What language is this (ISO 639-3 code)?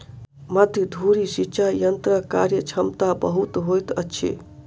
mai